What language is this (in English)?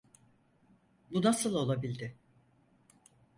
Turkish